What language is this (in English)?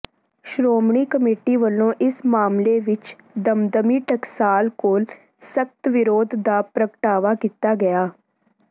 Punjabi